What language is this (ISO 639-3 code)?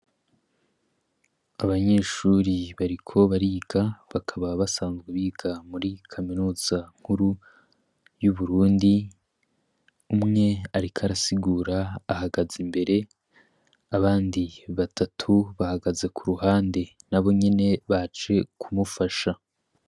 run